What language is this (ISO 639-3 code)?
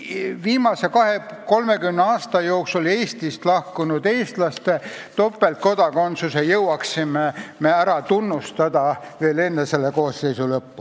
est